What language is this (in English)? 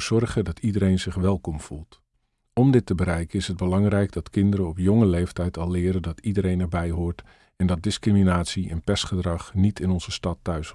Dutch